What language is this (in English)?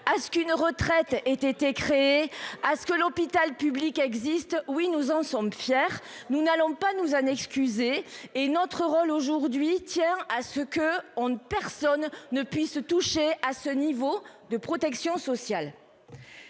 French